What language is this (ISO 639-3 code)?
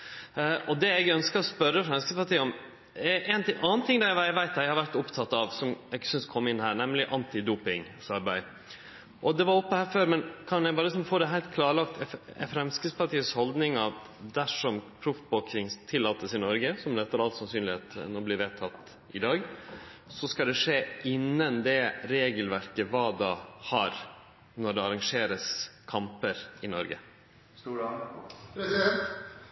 nno